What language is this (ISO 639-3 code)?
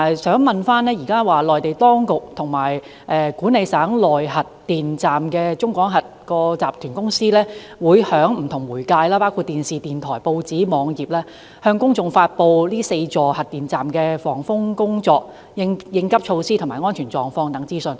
yue